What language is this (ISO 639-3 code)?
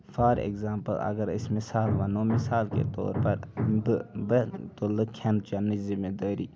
kas